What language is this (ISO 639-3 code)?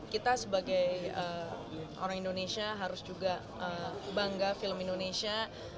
ind